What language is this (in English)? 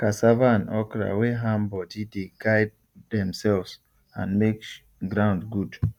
Nigerian Pidgin